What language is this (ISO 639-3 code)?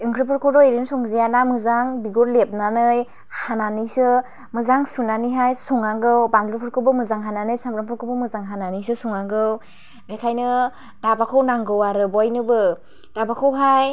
brx